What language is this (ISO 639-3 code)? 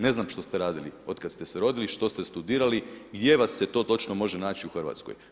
hrv